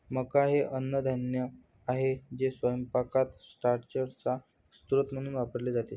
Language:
Marathi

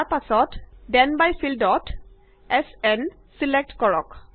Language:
Assamese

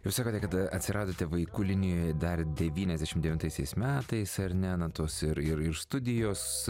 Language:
Lithuanian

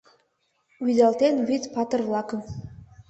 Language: Mari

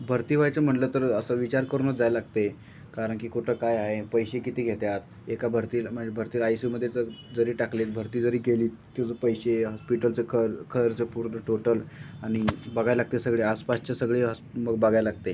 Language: Marathi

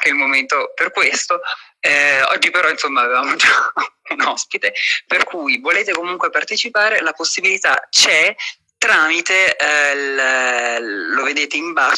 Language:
Italian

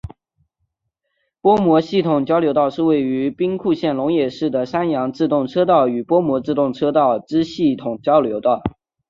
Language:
Chinese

